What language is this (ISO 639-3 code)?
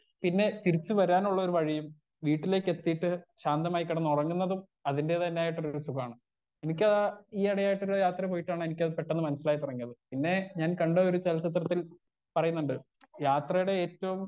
mal